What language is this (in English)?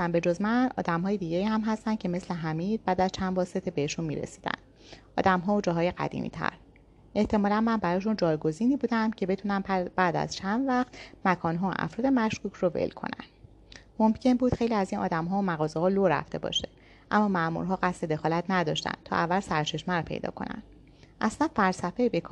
Persian